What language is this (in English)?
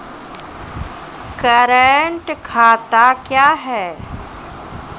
Maithili